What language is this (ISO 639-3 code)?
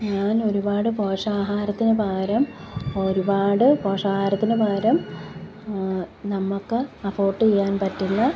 mal